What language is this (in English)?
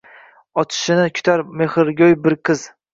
Uzbek